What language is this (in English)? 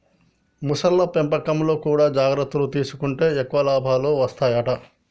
Telugu